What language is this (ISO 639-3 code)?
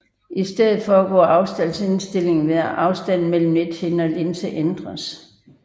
dan